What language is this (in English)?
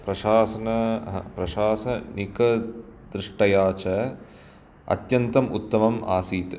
Sanskrit